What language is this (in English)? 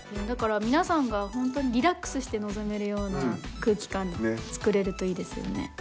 Japanese